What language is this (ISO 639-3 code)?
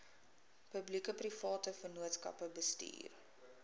afr